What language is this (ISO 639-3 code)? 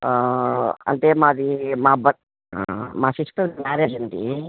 tel